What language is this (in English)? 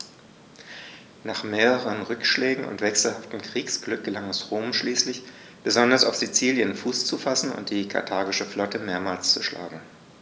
German